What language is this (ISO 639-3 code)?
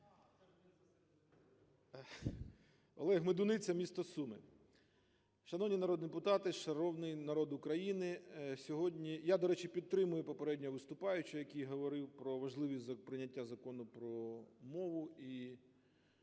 ukr